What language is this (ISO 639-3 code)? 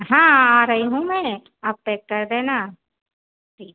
hin